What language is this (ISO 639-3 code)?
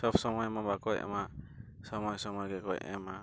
sat